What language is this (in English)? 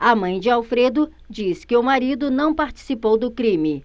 Portuguese